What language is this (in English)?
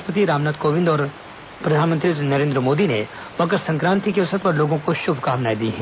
Hindi